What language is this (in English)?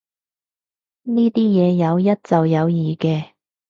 Cantonese